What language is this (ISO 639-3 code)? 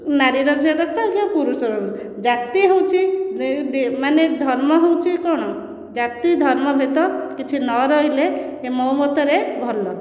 ori